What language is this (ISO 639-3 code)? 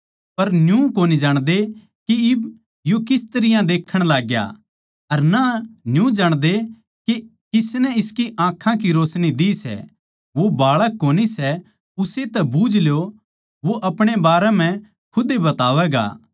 bgc